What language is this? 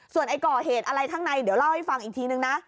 Thai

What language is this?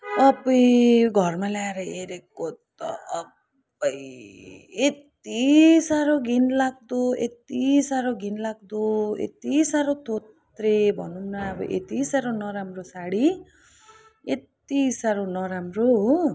Nepali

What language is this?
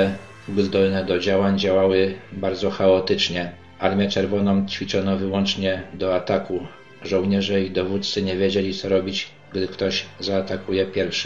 Polish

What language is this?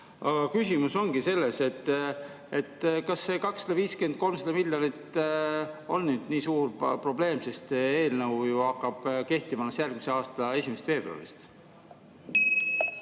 Estonian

